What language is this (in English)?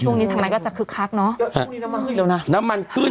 Thai